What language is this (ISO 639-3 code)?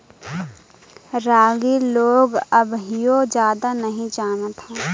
bho